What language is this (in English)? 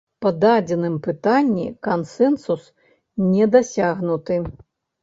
Belarusian